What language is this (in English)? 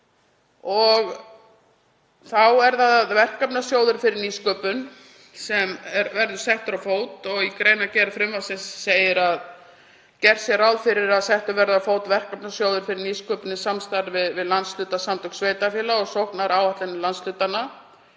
Icelandic